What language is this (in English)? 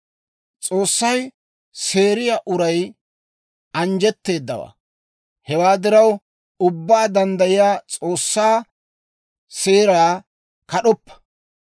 Dawro